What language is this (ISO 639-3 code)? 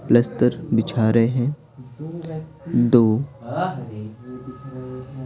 hin